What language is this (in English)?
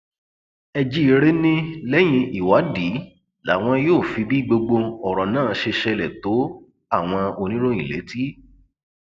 Yoruba